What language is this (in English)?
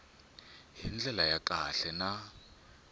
Tsonga